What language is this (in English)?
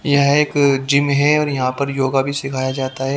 Hindi